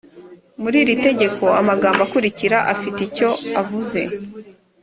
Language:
Kinyarwanda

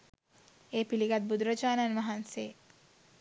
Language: Sinhala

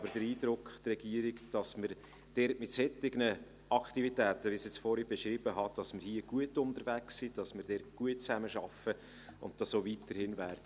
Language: Swiss German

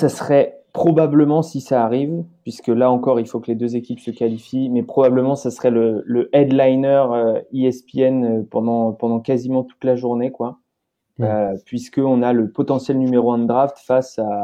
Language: French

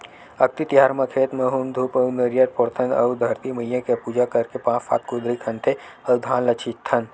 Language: Chhattisgarhi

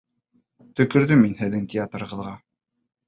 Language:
Bashkir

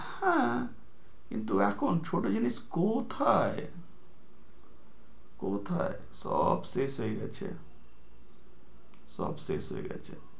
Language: Bangla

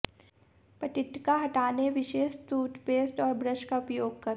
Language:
Hindi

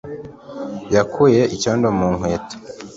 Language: Kinyarwanda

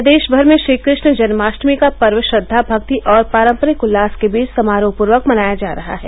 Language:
Hindi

